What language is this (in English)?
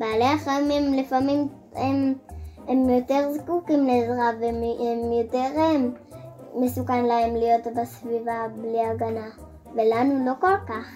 Hebrew